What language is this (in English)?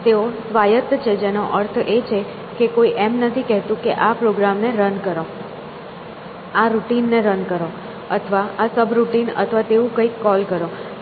Gujarati